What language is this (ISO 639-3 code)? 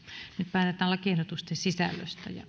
fin